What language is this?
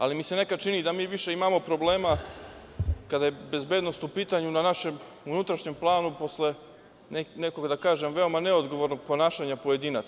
Serbian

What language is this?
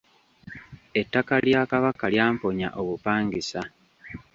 Ganda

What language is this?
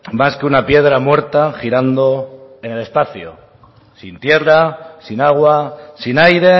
Spanish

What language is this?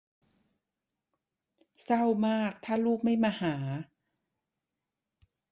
Thai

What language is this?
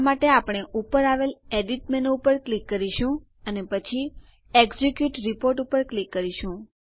Gujarati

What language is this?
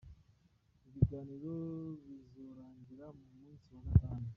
Kinyarwanda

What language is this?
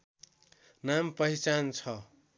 Nepali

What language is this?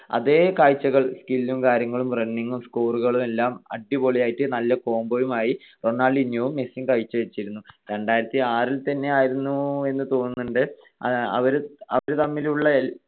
Malayalam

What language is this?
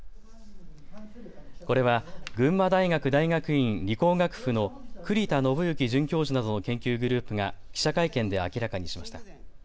Japanese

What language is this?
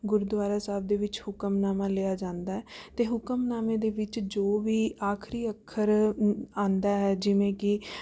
Punjabi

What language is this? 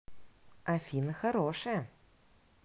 Russian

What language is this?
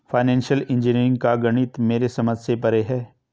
Hindi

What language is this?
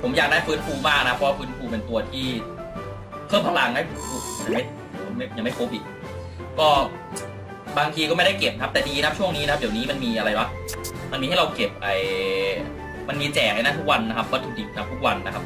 Thai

